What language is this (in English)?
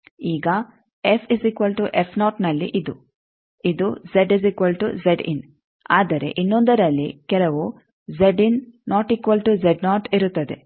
Kannada